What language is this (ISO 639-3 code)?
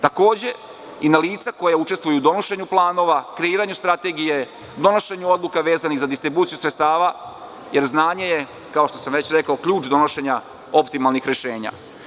srp